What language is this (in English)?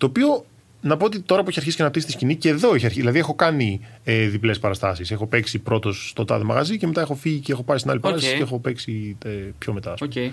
Greek